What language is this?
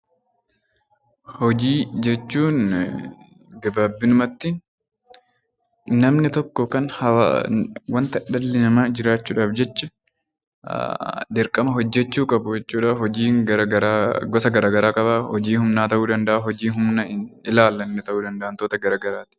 Oromo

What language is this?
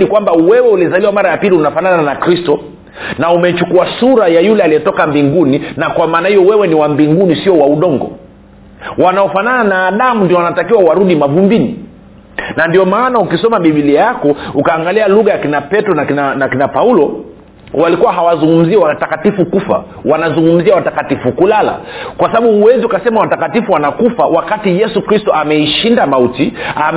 Swahili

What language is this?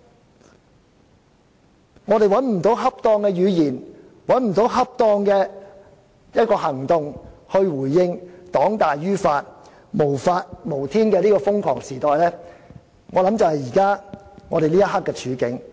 Cantonese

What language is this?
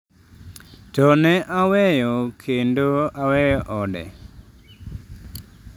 Luo (Kenya and Tanzania)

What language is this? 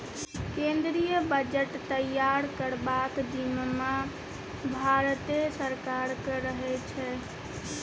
Maithili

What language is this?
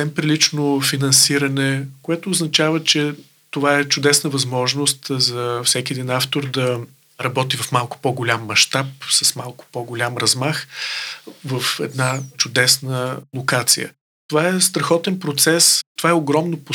Bulgarian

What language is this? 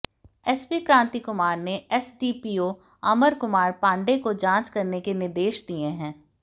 Hindi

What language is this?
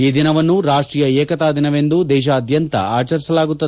Kannada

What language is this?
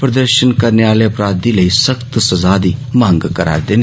Dogri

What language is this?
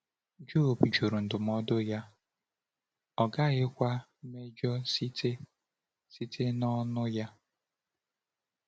Igbo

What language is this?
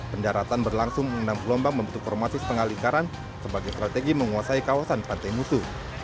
Indonesian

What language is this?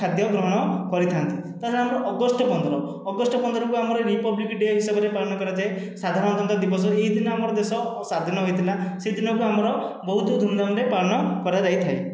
Odia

